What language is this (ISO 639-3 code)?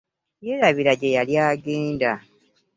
lug